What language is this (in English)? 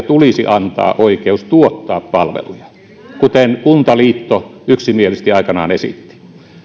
Finnish